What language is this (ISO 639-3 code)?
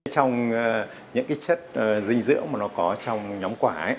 vie